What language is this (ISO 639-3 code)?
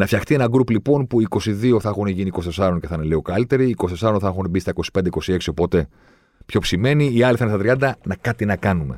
ell